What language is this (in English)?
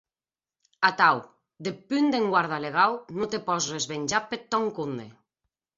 Occitan